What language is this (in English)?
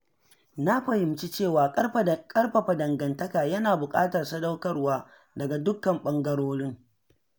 Hausa